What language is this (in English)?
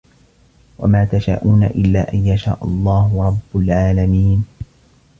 Arabic